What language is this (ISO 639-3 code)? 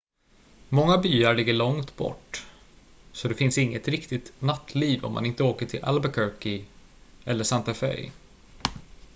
swe